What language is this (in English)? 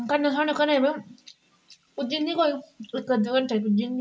Dogri